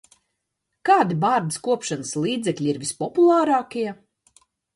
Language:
Latvian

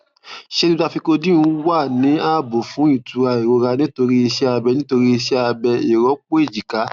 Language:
Yoruba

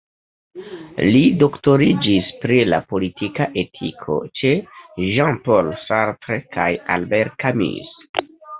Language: Esperanto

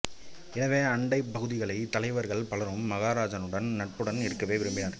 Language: Tamil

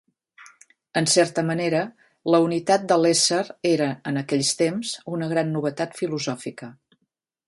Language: Catalan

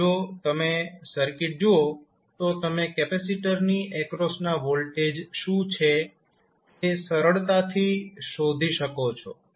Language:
Gujarati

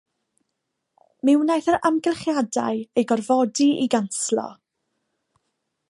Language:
Welsh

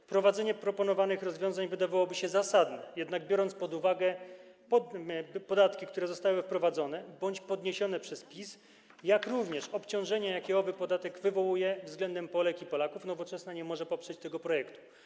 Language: Polish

